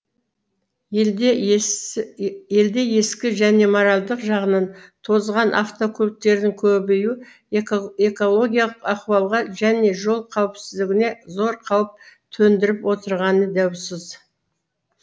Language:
Kazakh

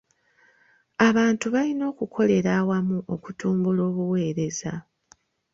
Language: Ganda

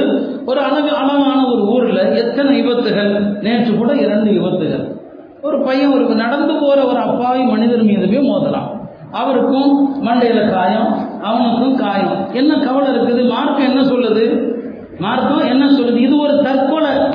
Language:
Tamil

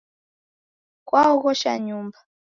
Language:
Taita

